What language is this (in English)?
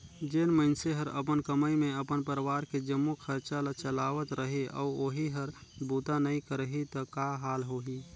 Chhattisgarhi